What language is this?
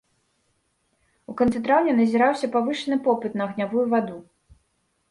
Belarusian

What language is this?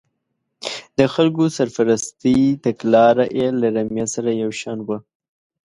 Pashto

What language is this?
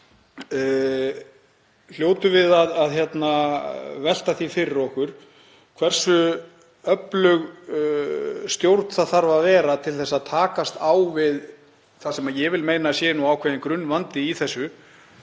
Icelandic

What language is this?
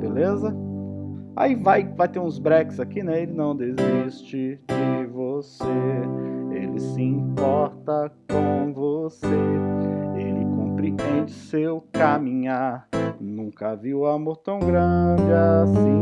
Portuguese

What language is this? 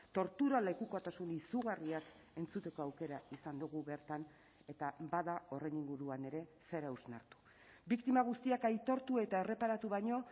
Basque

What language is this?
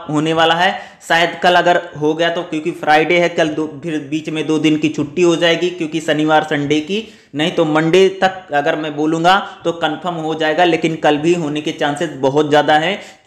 Hindi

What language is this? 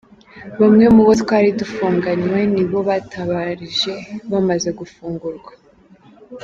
Kinyarwanda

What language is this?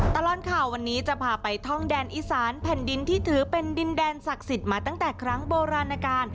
Thai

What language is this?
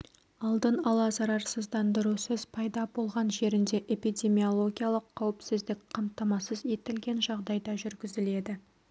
Kazakh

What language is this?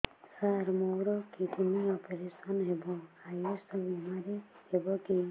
Odia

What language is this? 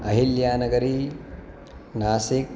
Sanskrit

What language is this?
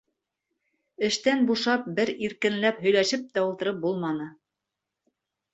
Bashkir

